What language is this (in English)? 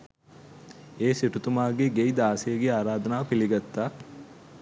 Sinhala